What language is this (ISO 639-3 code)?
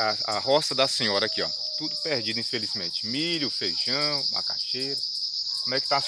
por